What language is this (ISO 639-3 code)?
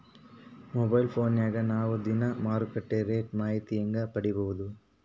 kan